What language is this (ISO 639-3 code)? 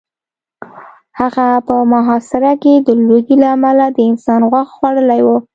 pus